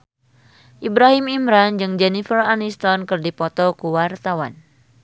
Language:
Sundanese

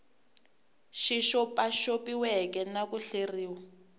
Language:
Tsonga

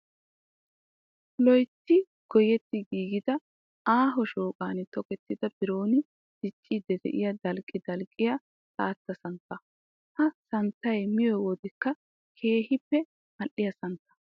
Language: Wolaytta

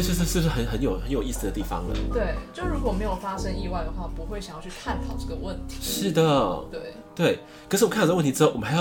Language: Chinese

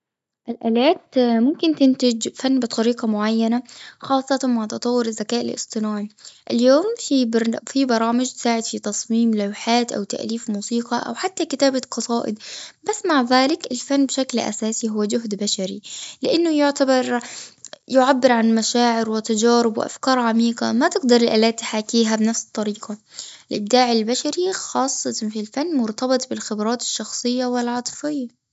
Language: Gulf Arabic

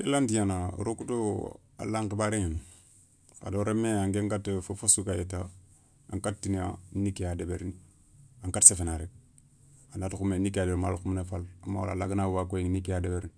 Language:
Soninke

